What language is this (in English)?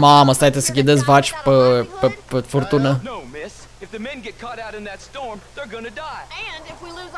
Romanian